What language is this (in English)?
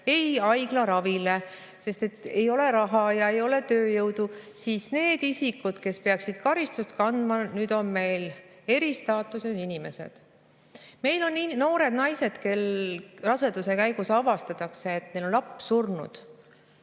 Estonian